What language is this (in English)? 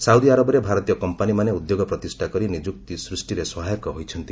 Odia